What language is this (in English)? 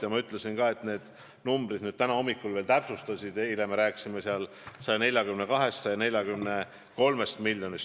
Estonian